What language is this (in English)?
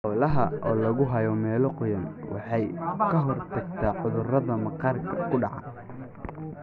Somali